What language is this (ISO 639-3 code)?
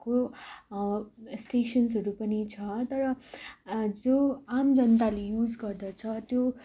nep